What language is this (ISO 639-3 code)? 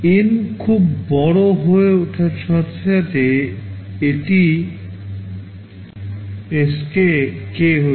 ben